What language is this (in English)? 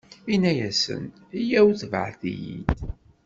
Kabyle